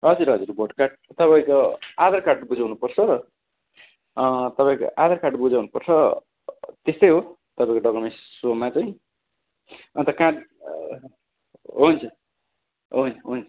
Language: Nepali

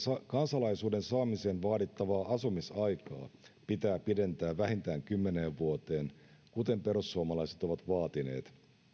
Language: Finnish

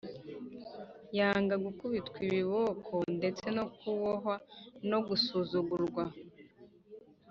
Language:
Kinyarwanda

